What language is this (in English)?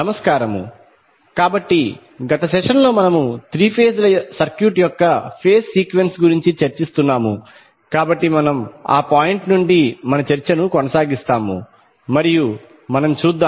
Telugu